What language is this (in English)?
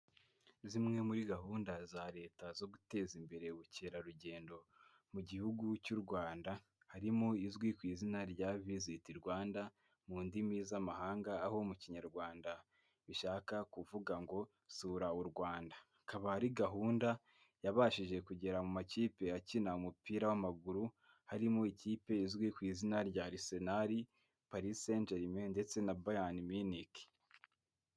Kinyarwanda